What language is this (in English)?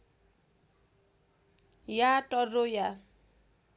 Nepali